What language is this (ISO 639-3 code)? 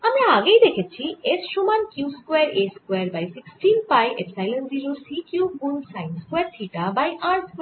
ben